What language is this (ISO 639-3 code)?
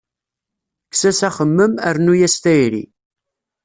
kab